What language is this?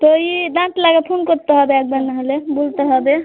Bangla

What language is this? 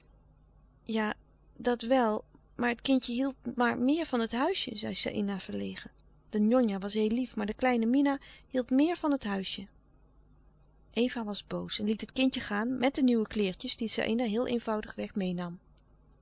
Dutch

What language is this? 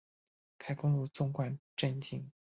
Chinese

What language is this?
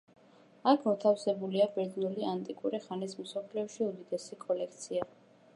Georgian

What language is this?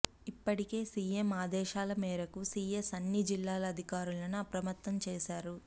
Telugu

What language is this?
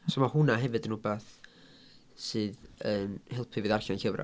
Welsh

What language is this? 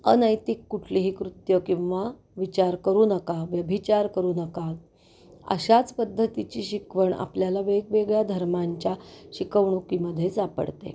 Marathi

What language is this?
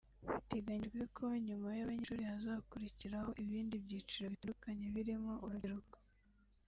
Kinyarwanda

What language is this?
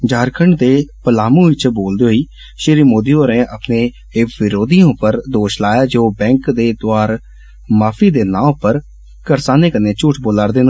Dogri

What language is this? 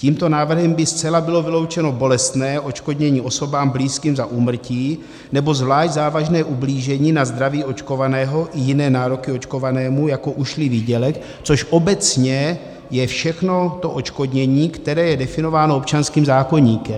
Czech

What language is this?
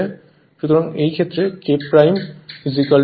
Bangla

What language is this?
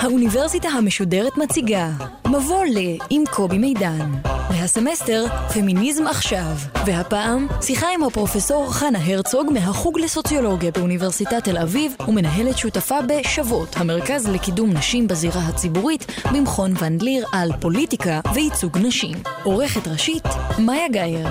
Hebrew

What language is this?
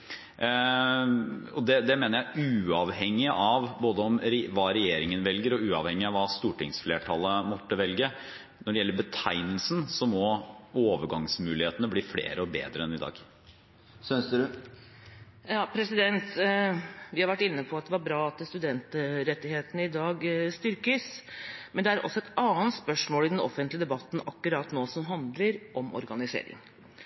Norwegian Bokmål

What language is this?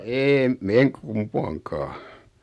Finnish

